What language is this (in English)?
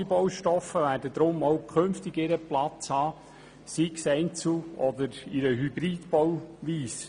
Swiss German